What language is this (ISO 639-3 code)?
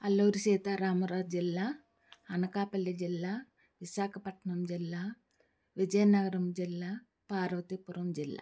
tel